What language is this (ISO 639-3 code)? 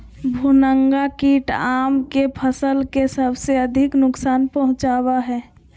mag